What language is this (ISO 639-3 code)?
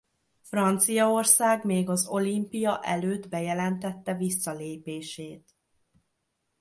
hun